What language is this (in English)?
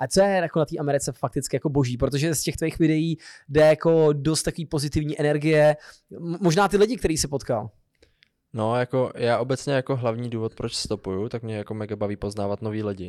Czech